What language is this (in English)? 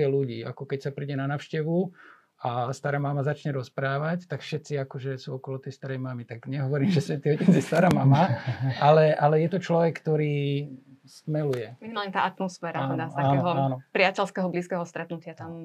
Slovak